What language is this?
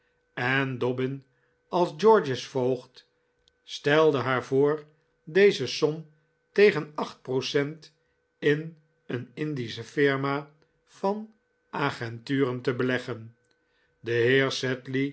Dutch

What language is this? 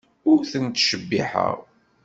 Kabyle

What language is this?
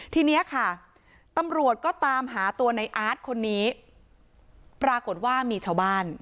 Thai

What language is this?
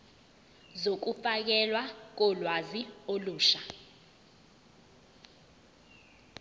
Zulu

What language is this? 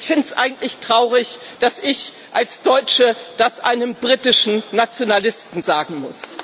German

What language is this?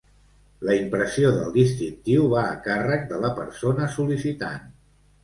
Catalan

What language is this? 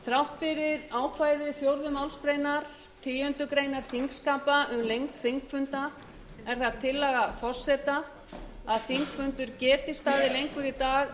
Icelandic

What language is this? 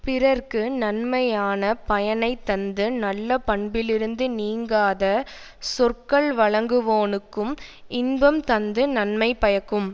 Tamil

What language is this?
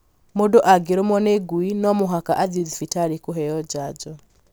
Kikuyu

